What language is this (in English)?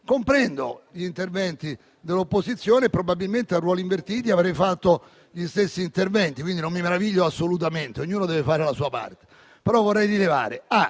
Italian